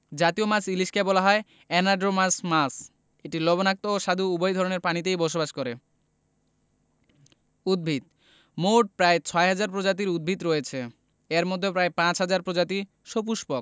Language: Bangla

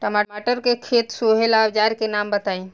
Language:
Bhojpuri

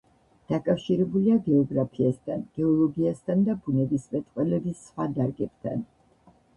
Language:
Georgian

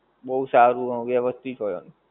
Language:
Gujarati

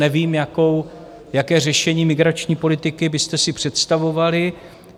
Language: Czech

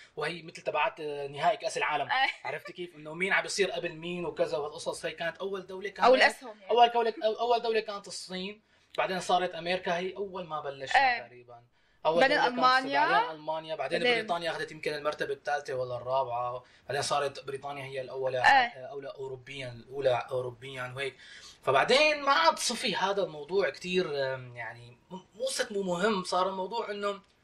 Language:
Arabic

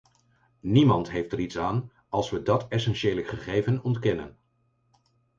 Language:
Dutch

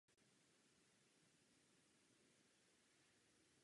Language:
Czech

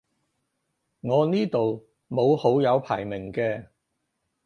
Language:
Cantonese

